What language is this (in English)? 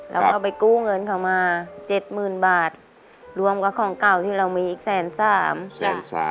Thai